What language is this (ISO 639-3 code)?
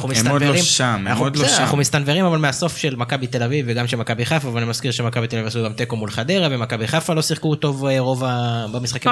heb